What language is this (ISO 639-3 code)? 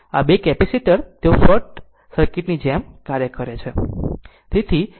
guj